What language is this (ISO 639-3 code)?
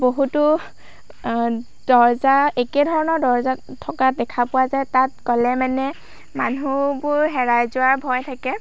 asm